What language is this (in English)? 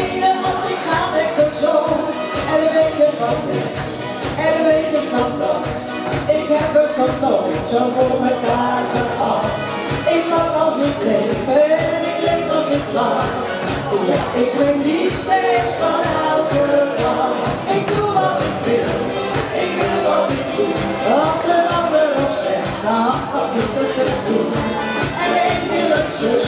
Dutch